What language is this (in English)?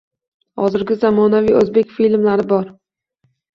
Uzbek